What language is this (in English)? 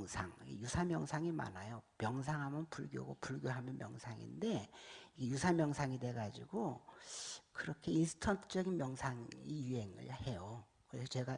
Korean